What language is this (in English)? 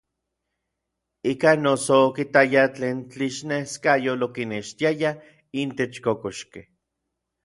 Orizaba Nahuatl